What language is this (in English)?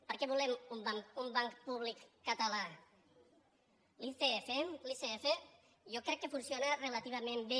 Catalan